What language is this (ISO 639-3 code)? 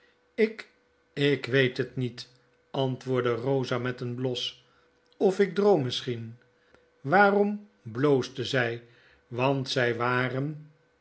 nld